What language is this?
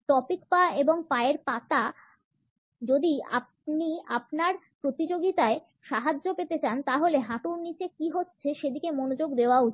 Bangla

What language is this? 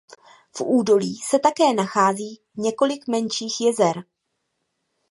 Czech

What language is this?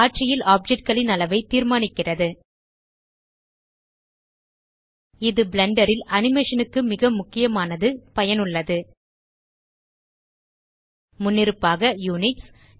Tamil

